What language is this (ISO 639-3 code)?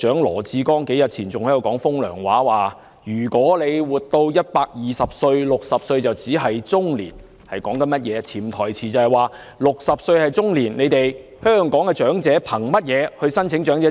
yue